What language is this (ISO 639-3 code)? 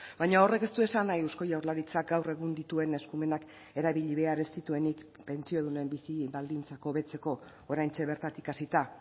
eus